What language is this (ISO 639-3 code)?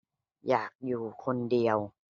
tha